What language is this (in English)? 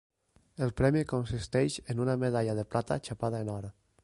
Catalan